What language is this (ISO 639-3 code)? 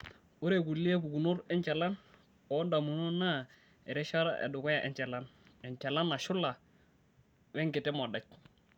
mas